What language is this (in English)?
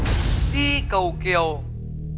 Vietnamese